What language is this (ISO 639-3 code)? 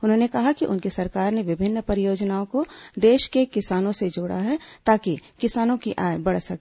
hin